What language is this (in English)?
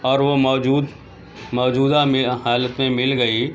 Urdu